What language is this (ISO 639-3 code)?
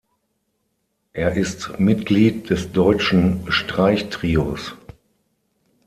deu